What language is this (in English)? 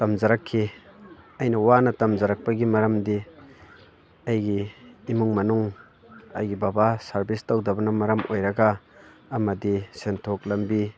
Manipuri